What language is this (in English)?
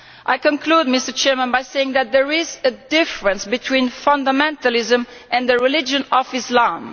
English